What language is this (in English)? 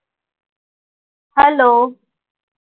Marathi